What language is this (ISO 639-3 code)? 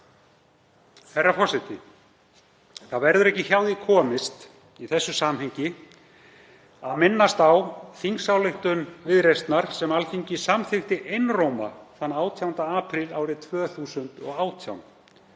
isl